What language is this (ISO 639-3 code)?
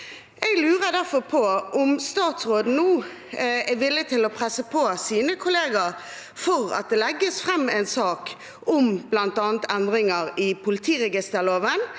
nor